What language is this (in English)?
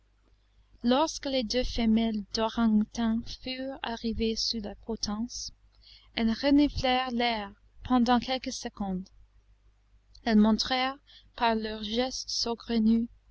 French